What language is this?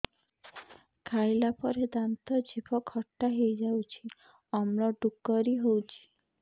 Odia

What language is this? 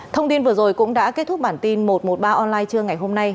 Vietnamese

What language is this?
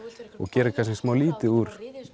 Icelandic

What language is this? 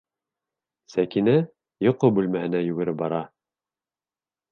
Bashkir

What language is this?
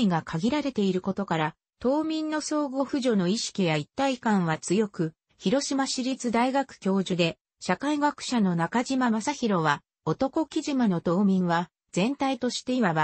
Japanese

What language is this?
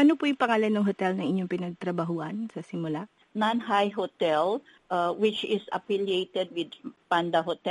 Filipino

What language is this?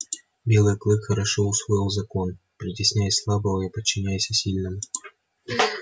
Russian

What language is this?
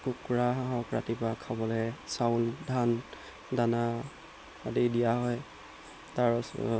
Assamese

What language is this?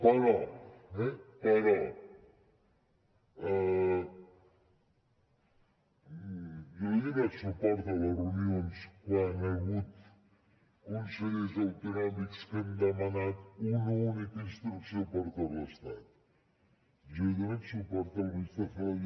Catalan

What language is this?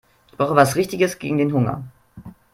German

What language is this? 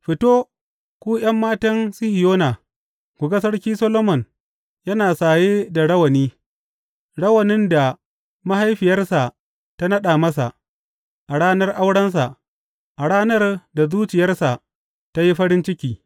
Hausa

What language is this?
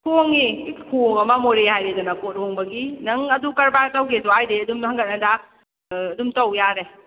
Manipuri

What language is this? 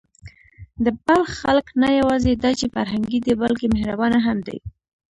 Pashto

